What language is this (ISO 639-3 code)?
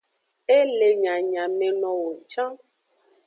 ajg